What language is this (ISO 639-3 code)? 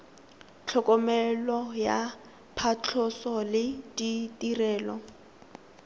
tsn